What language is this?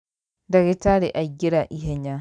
Kikuyu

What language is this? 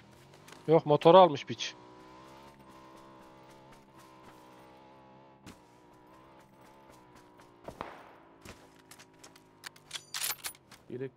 Turkish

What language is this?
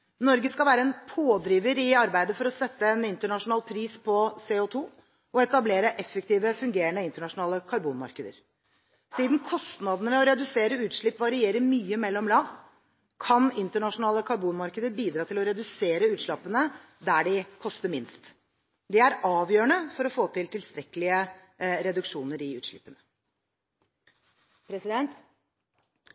Norwegian Bokmål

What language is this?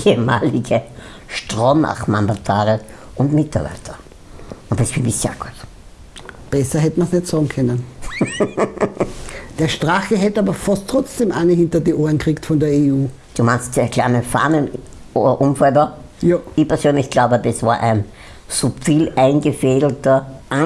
German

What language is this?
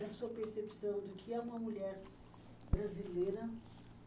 Portuguese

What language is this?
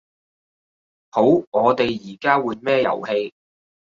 Cantonese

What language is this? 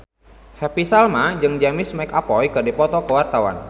Sundanese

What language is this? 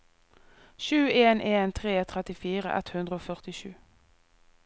Norwegian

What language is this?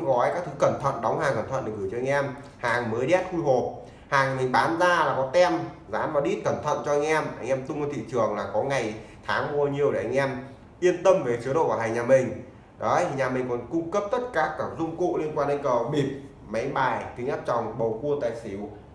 Vietnamese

